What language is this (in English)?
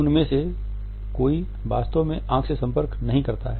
Hindi